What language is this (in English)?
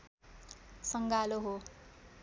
Nepali